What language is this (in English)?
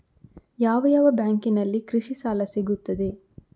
Kannada